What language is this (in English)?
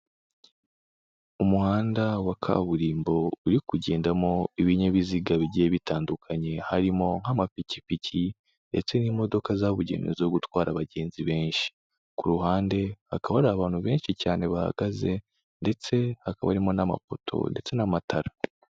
Kinyarwanda